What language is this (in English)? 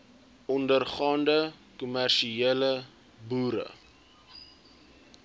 Afrikaans